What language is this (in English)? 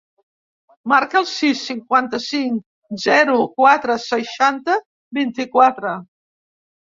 Catalan